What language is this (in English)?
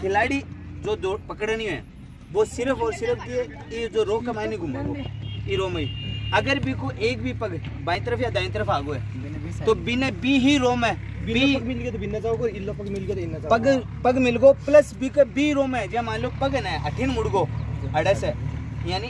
Hindi